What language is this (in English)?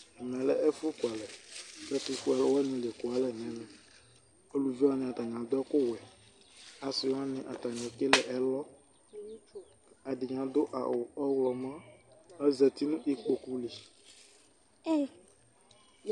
Ikposo